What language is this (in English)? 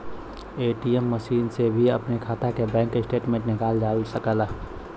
Bhojpuri